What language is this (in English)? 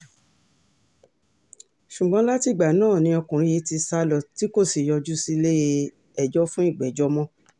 Yoruba